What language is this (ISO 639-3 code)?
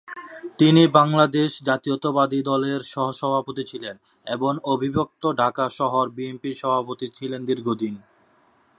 ben